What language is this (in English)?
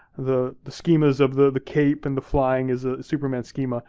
English